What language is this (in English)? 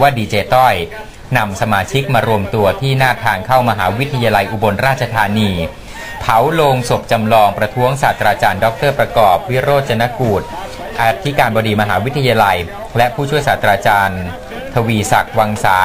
Thai